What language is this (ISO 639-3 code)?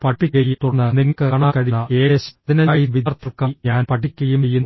mal